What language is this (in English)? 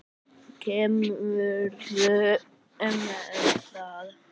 Icelandic